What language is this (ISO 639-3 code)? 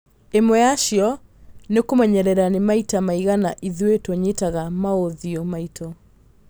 kik